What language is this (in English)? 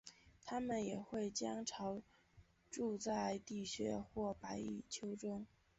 Chinese